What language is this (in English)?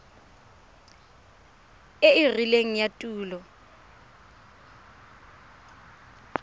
Tswana